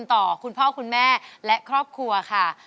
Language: Thai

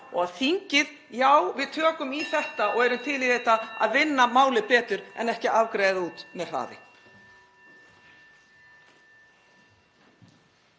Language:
Icelandic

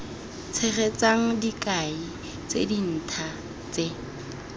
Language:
Tswana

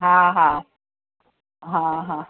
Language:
Sindhi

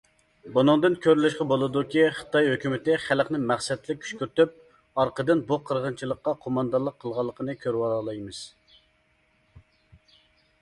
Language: Uyghur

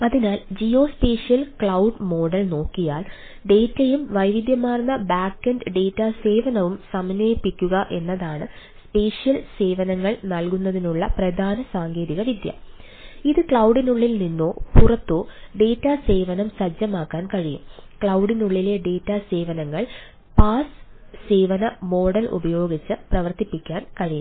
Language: Malayalam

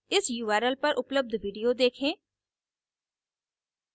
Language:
Hindi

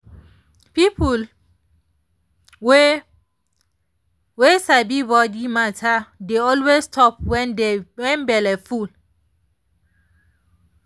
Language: Nigerian Pidgin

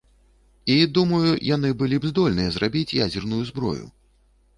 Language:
Belarusian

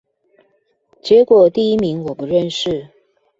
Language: Chinese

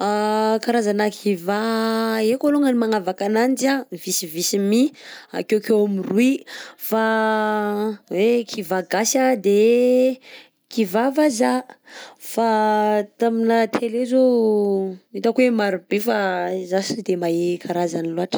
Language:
Southern Betsimisaraka Malagasy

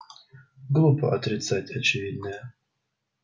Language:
Russian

